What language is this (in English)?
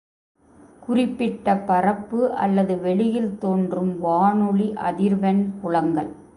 Tamil